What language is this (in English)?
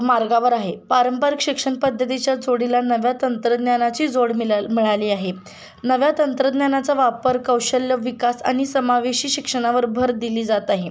Marathi